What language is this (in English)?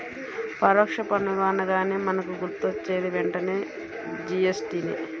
Telugu